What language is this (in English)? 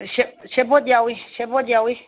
Manipuri